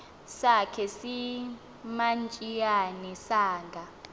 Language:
Xhosa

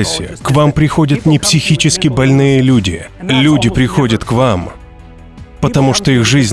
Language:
Russian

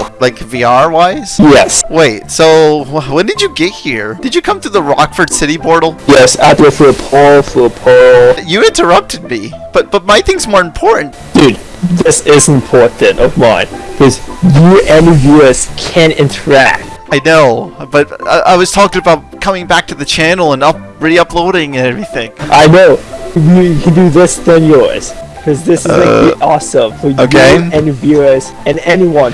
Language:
English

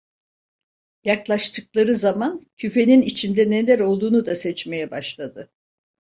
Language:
Turkish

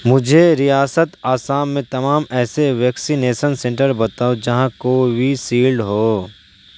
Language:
Urdu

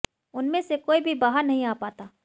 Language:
Hindi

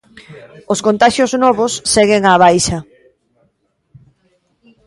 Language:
Galician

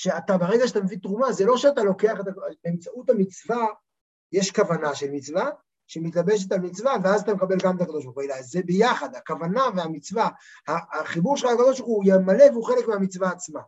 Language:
Hebrew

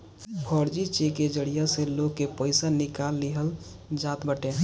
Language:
Bhojpuri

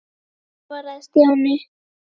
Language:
Icelandic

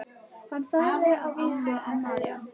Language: Icelandic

